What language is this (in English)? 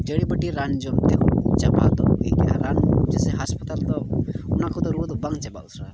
Santali